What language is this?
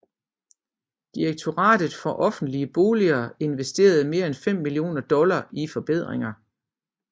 Danish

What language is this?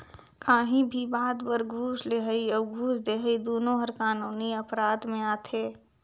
Chhattisgarhi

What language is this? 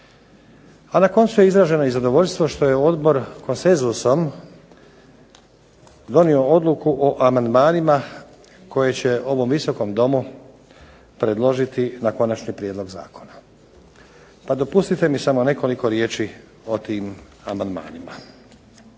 Croatian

